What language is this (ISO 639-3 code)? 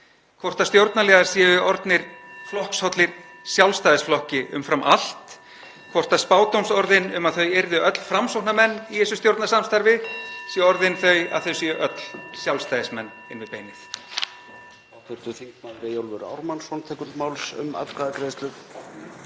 isl